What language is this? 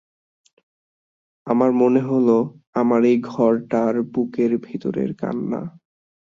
Bangla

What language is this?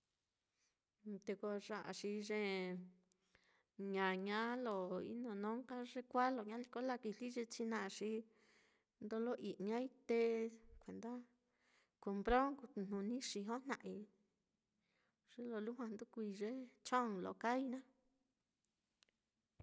Mitlatongo Mixtec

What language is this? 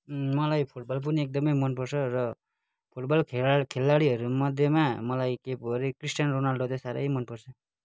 Nepali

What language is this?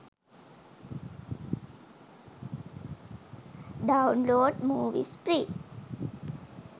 Sinhala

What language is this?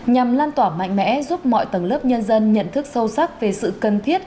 Vietnamese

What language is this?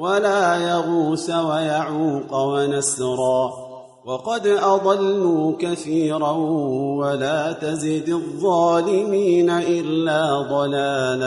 Arabic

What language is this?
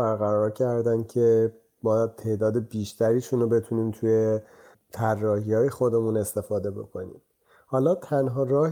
Persian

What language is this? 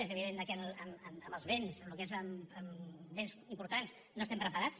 Catalan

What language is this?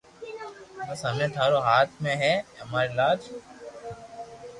Loarki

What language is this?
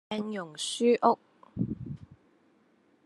Cantonese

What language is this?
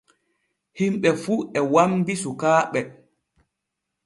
Borgu Fulfulde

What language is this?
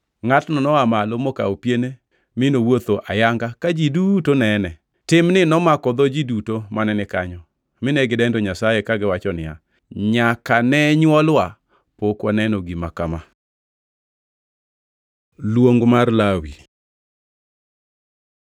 Luo (Kenya and Tanzania)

